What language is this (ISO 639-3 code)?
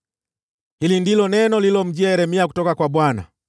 swa